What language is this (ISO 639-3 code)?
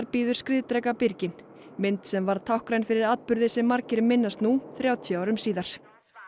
isl